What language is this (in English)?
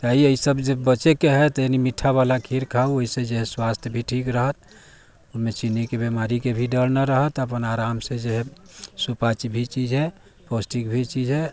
Maithili